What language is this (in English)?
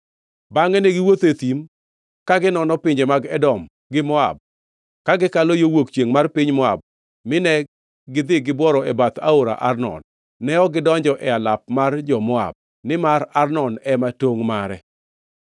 Luo (Kenya and Tanzania)